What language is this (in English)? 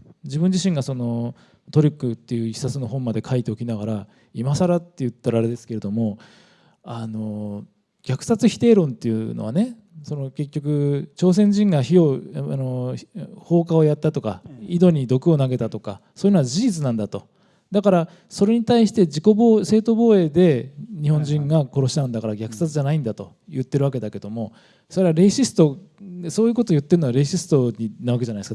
Japanese